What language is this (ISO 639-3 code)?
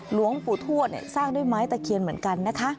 tha